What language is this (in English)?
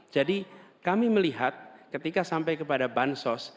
Indonesian